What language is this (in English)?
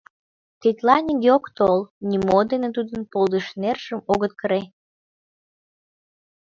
Mari